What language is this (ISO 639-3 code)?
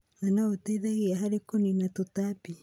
kik